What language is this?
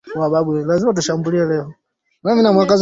Swahili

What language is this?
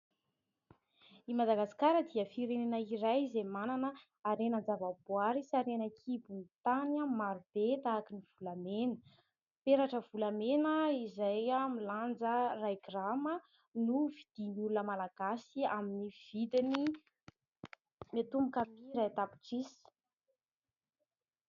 Malagasy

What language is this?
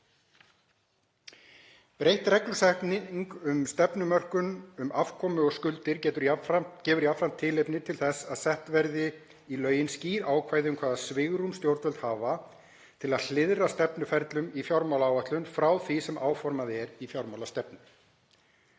Icelandic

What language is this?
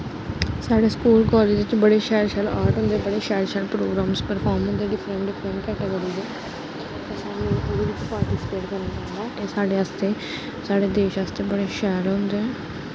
Dogri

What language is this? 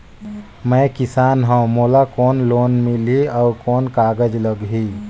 Chhattisgarhi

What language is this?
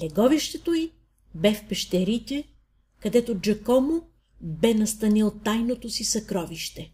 Bulgarian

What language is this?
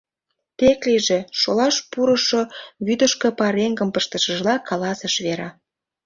Mari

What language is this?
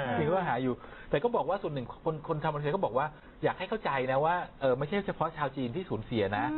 Thai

